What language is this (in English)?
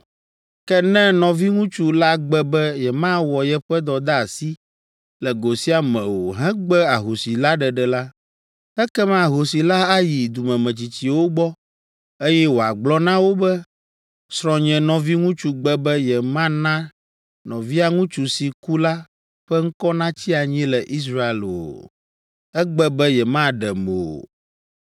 Ewe